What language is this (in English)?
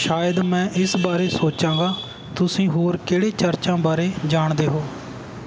Punjabi